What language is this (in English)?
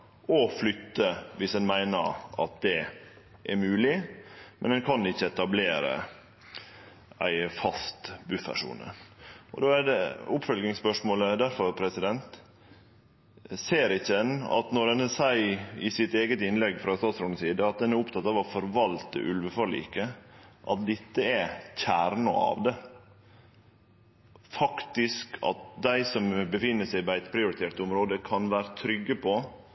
Norwegian Nynorsk